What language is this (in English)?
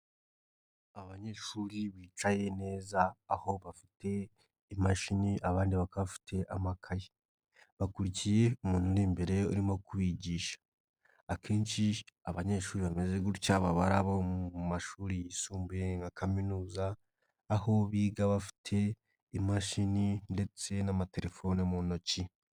Kinyarwanda